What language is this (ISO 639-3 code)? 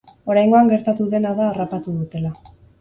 eus